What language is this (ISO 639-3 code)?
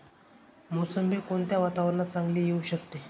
mar